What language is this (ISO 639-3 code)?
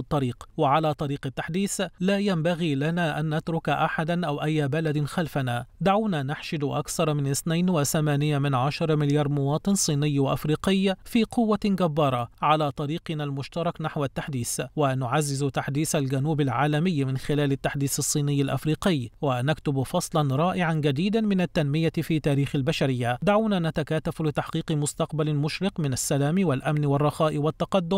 ara